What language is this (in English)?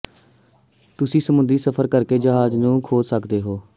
Punjabi